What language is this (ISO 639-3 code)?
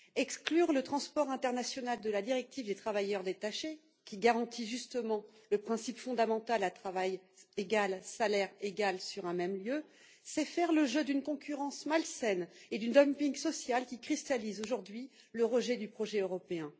fra